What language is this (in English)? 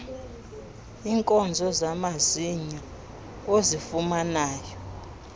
Xhosa